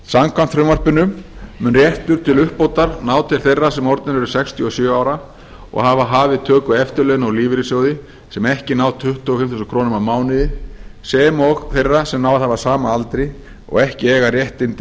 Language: Icelandic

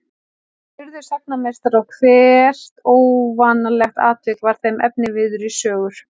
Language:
Icelandic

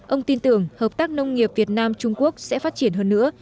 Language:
Vietnamese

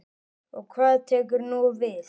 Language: Icelandic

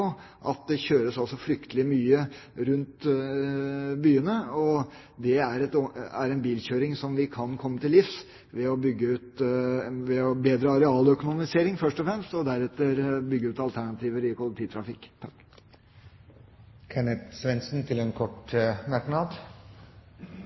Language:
Norwegian Bokmål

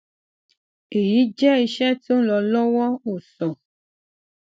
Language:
Yoruba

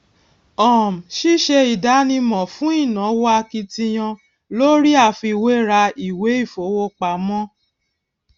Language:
Yoruba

